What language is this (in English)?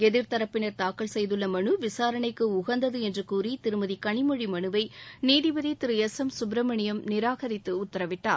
Tamil